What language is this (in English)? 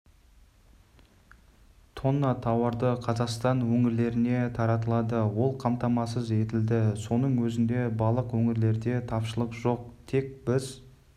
Kazakh